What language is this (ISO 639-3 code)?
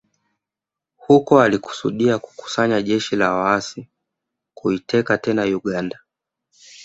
swa